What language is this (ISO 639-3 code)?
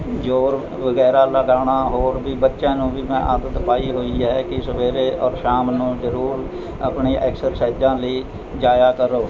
pan